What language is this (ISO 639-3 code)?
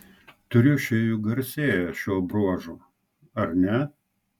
lit